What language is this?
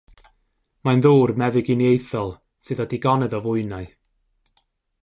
Welsh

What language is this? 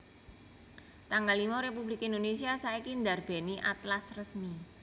Javanese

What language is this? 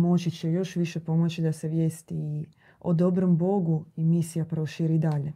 Croatian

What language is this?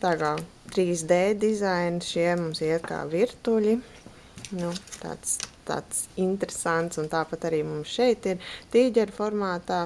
Latvian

